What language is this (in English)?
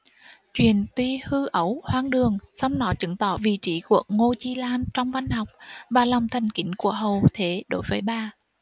Vietnamese